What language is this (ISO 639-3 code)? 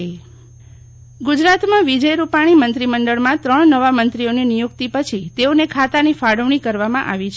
guj